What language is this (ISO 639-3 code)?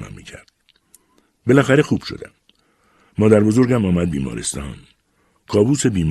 fas